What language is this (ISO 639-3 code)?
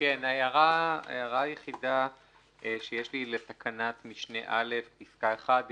heb